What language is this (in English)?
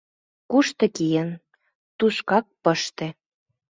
Mari